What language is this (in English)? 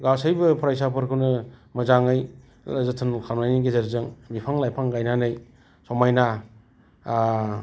Bodo